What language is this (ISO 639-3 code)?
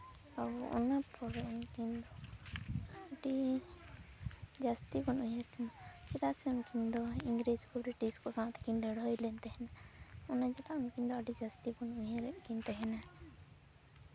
sat